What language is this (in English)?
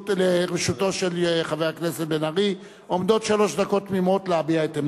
Hebrew